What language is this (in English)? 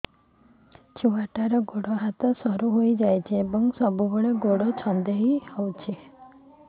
Odia